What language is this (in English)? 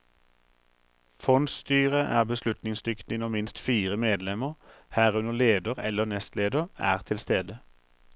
Norwegian